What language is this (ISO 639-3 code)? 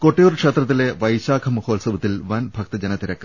mal